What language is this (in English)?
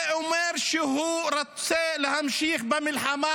Hebrew